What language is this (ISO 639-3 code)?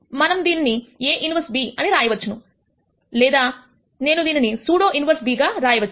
tel